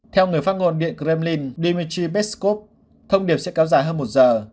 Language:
Vietnamese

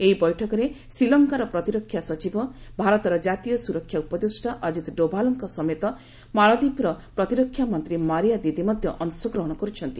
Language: Odia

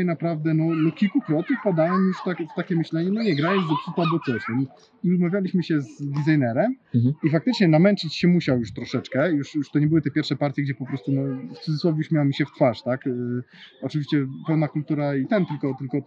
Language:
Polish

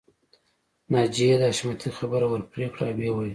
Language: Pashto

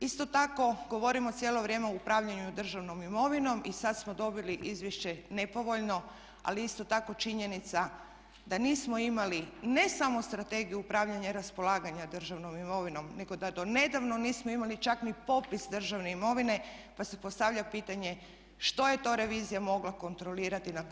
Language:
Croatian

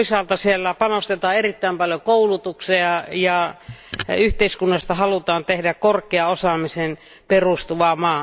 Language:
Finnish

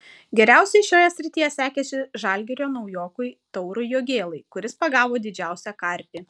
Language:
Lithuanian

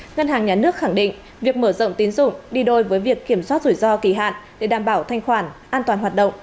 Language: Vietnamese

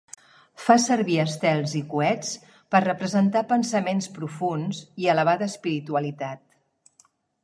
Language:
Catalan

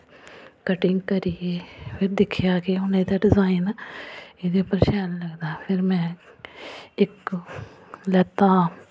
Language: Dogri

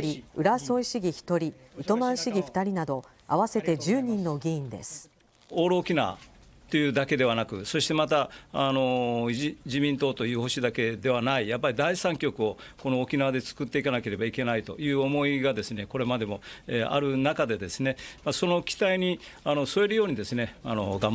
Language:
Japanese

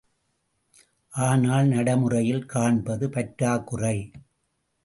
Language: Tamil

